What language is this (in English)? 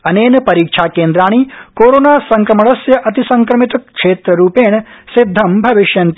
Sanskrit